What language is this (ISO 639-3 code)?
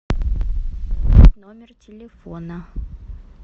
rus